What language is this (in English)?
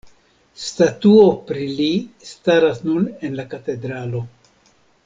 Esperanto